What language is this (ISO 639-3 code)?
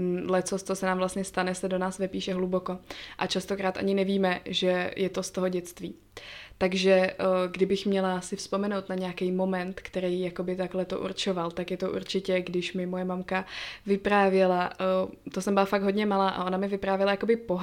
ces